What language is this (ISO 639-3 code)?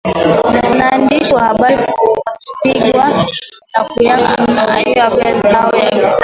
swa